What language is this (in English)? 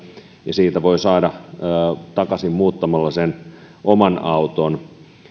Finnish